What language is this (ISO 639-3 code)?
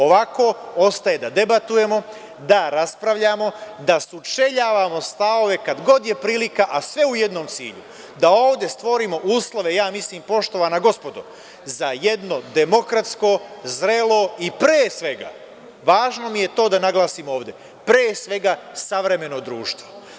srp